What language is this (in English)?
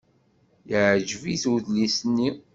Kabyle